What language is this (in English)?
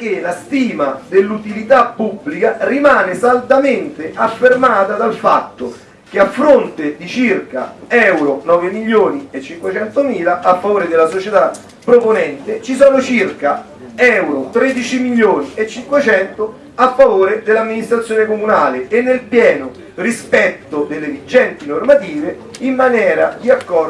Italian